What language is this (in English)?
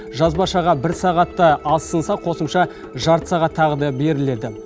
Kazakh